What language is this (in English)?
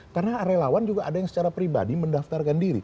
Indonesian